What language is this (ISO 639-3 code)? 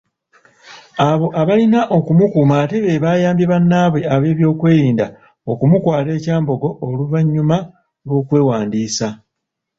lug